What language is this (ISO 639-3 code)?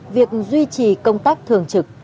vie